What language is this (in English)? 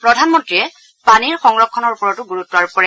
Assamese